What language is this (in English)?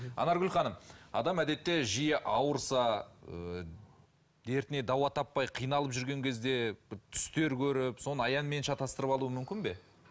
Kazakh